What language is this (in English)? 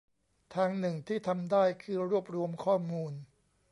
Thai